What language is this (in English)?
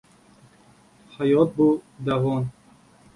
Uzbek